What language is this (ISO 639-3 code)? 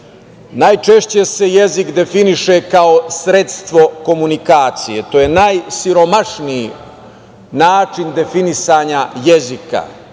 srp